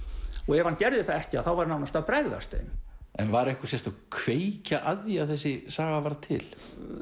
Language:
Icelandic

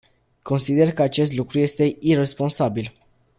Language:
Romanian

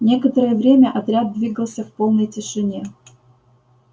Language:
Russian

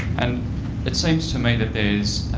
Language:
English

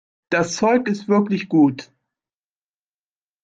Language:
German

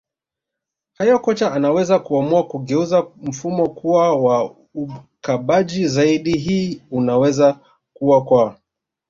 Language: Swahili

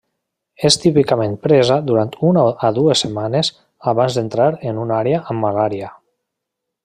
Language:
Catalan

